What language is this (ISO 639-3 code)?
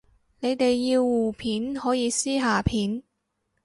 yue